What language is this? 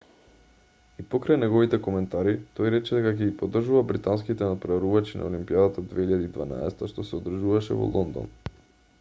Macedonian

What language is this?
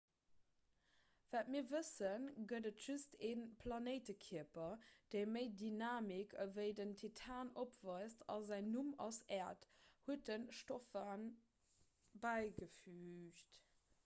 Luxembourgish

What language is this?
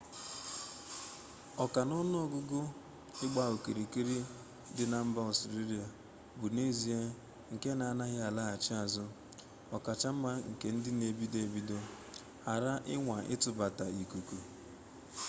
Igbo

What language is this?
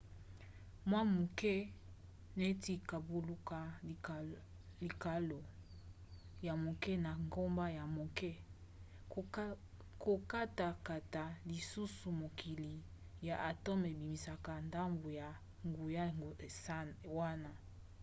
Lingala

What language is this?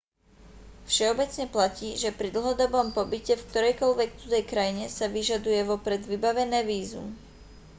Slovak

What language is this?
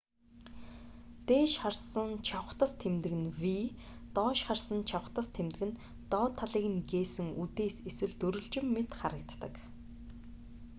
Mongolian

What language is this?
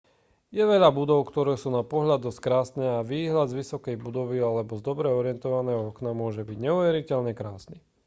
Slovak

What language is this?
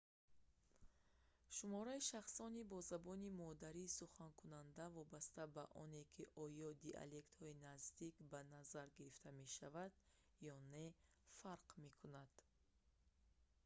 Tajik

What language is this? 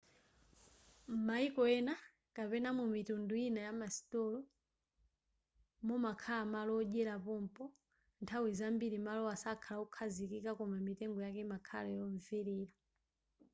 Nyanja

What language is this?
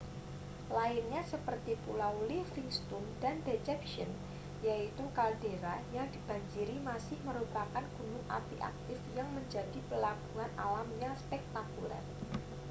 Indonesian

